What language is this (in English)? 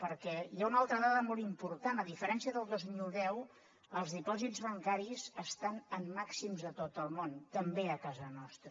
Catalan